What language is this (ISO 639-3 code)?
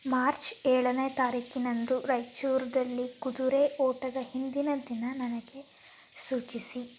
kan